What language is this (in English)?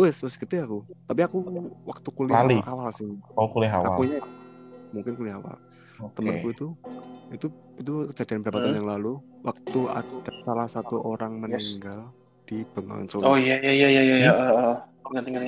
Indonesian